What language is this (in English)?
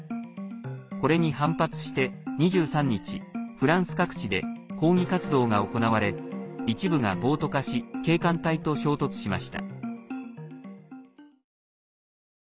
Japanese